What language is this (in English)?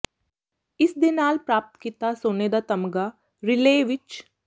Punjabi